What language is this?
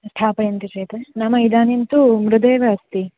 Sanskrit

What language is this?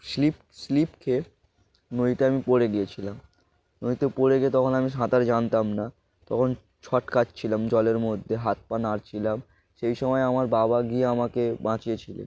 Bangla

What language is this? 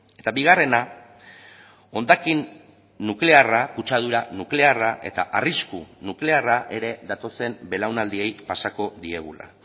Basque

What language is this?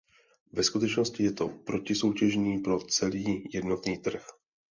Czech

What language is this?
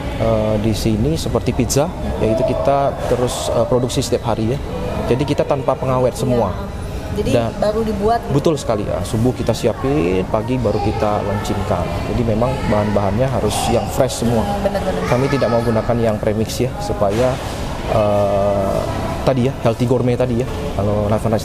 Indonesian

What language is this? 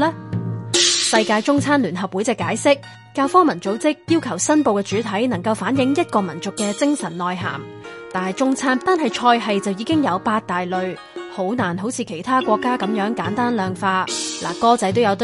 Chinese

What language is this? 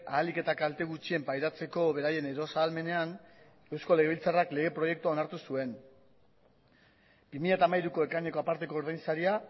Basque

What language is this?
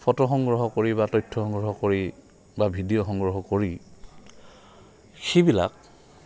Assamese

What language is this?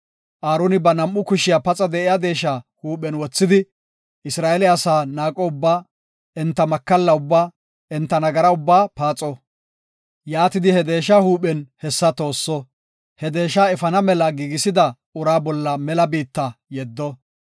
Gofa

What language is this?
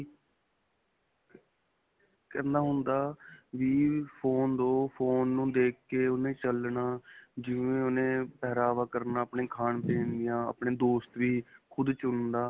Punjabi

